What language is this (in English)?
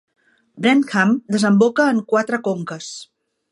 Catalan